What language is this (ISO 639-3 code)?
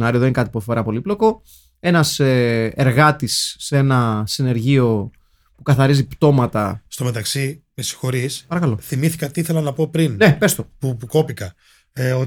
ell